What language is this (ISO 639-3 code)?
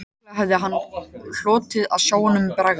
isl